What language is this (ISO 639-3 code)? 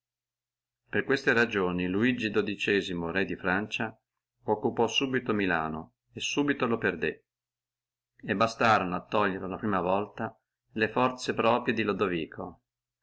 ita